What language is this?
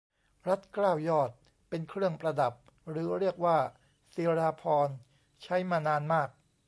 Thai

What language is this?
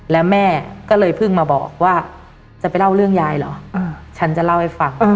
Thai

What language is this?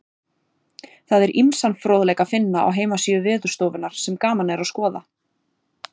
Icelandic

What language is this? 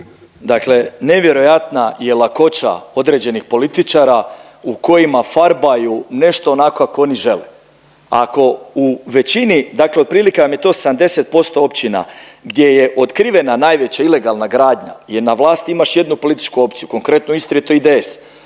Croatian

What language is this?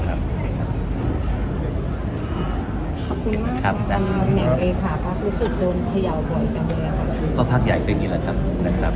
Thai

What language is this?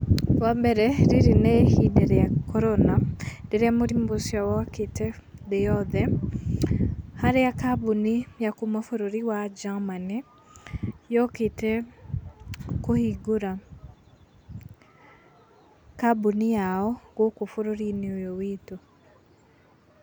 Kikuyu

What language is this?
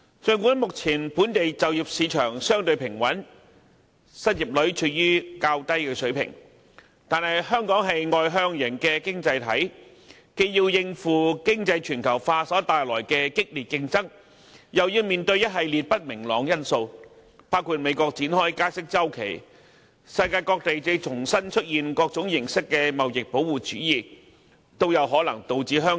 Cantonese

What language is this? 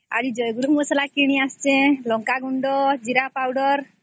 Odia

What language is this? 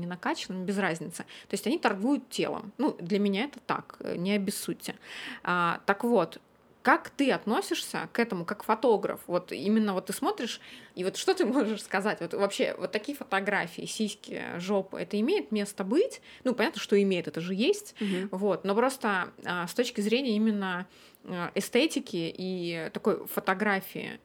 Russian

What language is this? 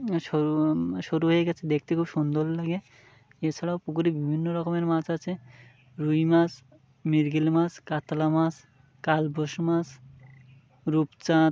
Bangla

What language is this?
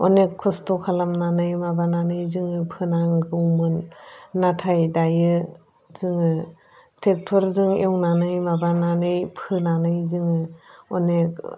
Bodo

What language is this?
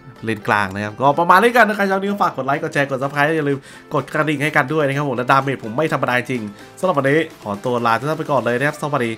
Thai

